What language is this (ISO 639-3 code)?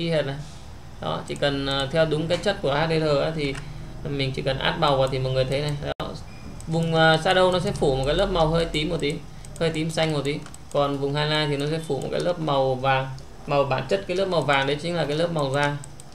vie